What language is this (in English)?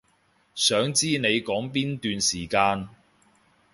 Cantonese